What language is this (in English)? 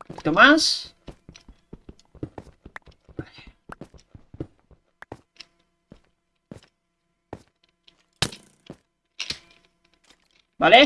Spanish